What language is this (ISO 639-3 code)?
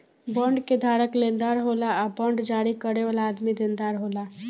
bho